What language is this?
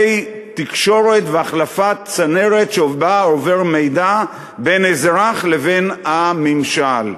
Hebrew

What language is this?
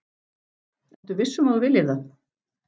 Icelandic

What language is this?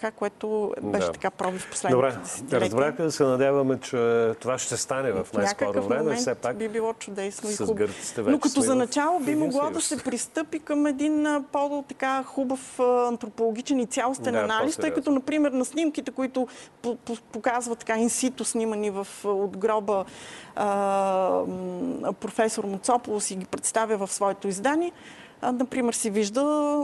Bulgarian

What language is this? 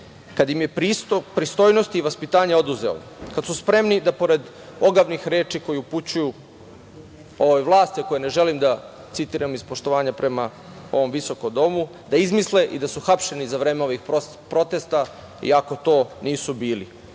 Serbian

